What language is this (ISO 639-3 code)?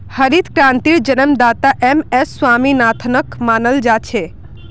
mag